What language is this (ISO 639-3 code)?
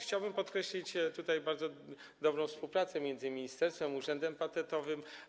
pol